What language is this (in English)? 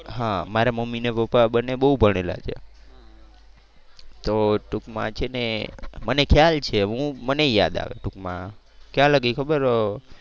Gujarati